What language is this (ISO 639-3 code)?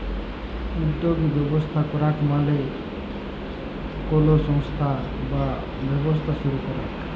ben